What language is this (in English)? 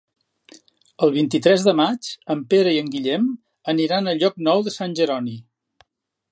Catalan